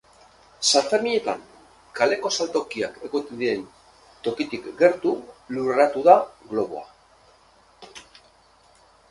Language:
Basque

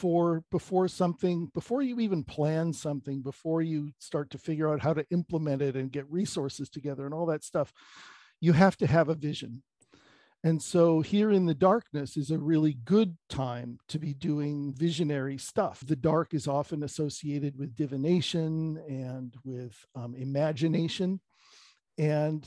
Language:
English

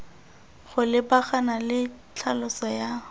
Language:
Tswana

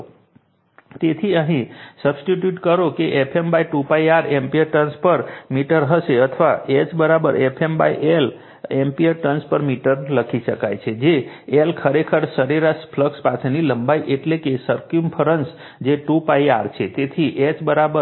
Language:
Gujarati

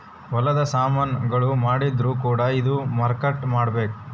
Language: Kannada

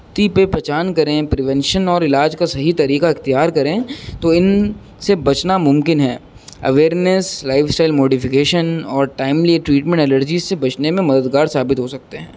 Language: Urdu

